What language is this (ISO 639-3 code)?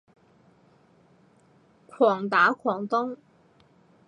yue